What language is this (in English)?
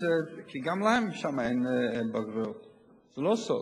Hebrew